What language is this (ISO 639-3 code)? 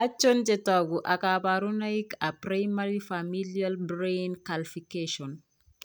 kln